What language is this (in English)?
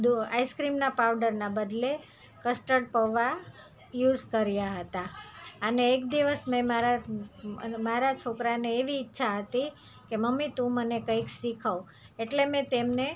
Gujarati